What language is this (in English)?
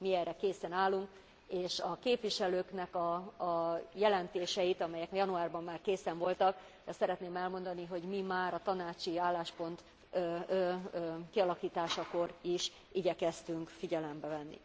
Hungarian